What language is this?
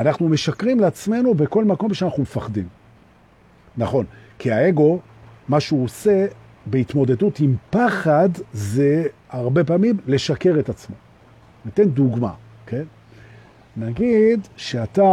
Hebrew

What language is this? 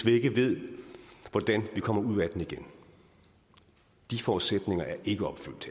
Danish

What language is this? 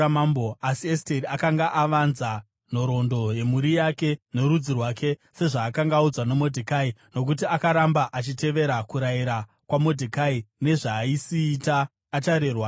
Shona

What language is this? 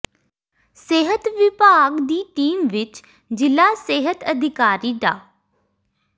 Punjabi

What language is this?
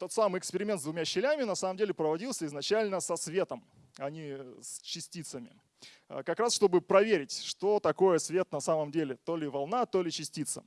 Russian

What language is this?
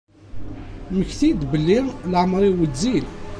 Kabyle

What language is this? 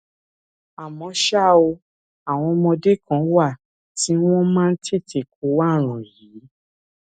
Yoruba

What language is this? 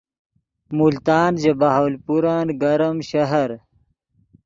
Yidgha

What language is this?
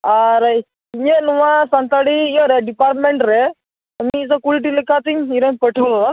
Santali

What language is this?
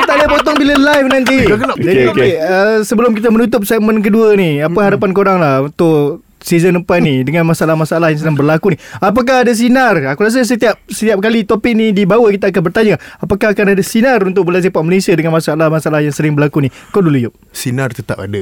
Malay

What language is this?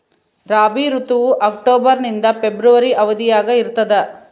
Kannada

